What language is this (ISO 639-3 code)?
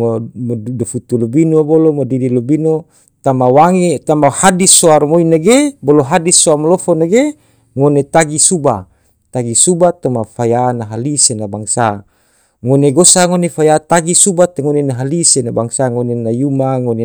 tvo